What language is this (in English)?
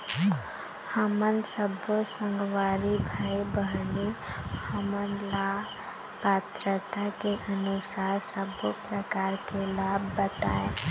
Chhattisgarhi